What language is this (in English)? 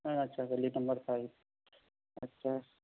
Urdu